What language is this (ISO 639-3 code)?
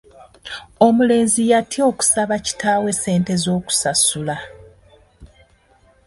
lug